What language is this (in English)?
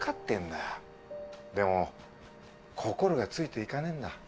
Japanese